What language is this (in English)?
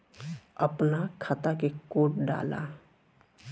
Bhojpuri